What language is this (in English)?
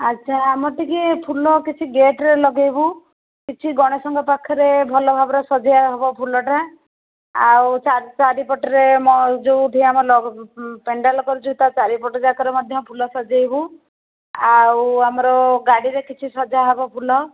Odia